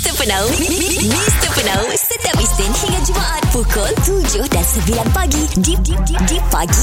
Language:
Malay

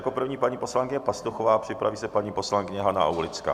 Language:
Czech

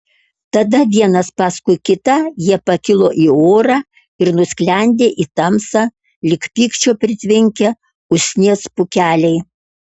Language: Lithuanian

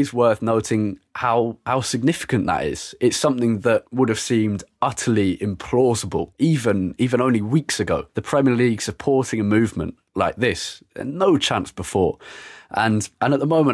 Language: English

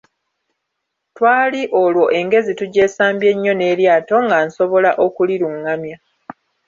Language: Ganda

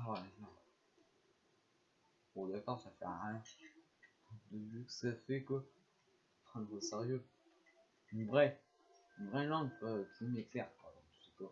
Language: French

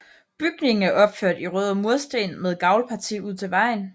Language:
Danish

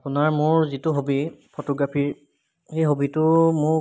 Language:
Assamese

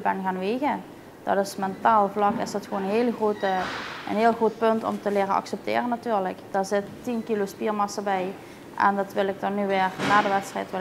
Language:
Dutch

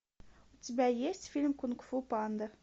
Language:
Russian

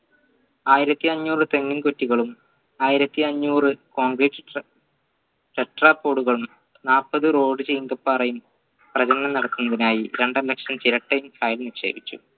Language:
Malayalam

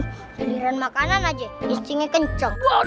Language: Indonesian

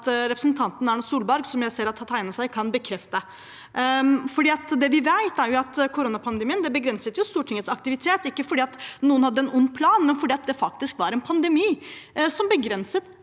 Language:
Norwegian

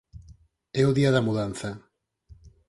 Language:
Galician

